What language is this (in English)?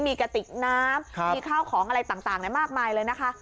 Thai